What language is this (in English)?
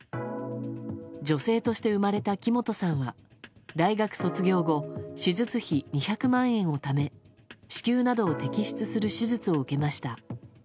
Japanese